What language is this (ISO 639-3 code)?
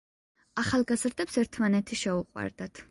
kat